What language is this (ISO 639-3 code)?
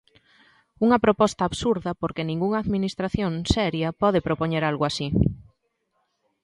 glg